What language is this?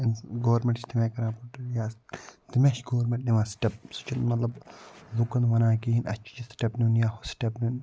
Kashmiri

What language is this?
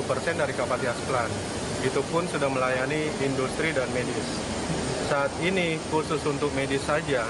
Indonesian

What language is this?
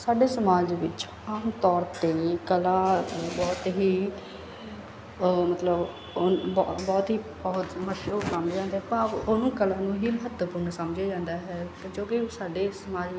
Punjabi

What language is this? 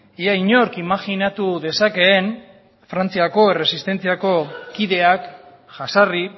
Basque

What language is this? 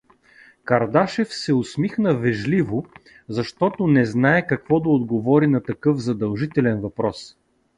Bulgarian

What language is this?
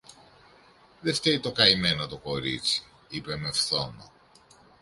Greek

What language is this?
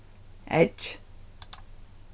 Faroese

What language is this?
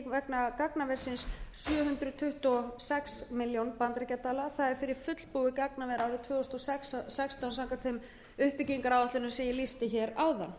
Icelandic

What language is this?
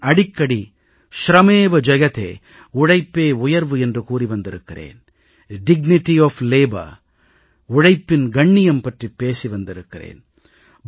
Tamil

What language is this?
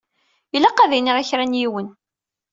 Kabyle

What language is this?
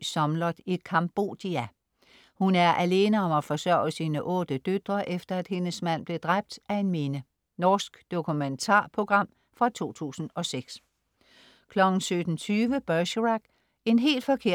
Danish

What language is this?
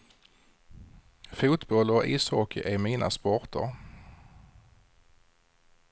Swedish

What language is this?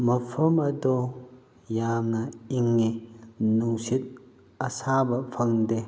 Manipuri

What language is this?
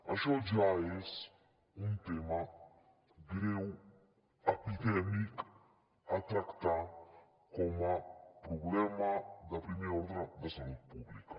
Catalan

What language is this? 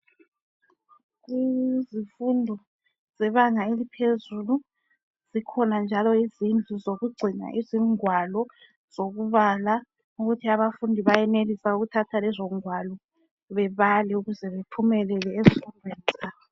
North Ndebele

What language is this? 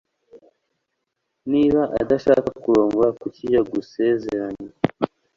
Kinyarwanda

